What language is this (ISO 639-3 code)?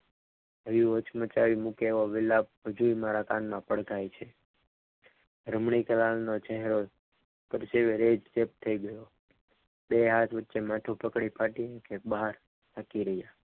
guj